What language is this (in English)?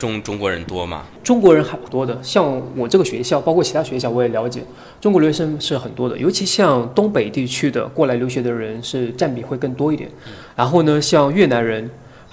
Chinese